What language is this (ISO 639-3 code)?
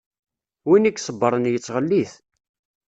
kab